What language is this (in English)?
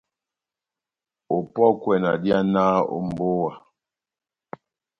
Batanga